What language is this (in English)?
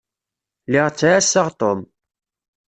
Kabyle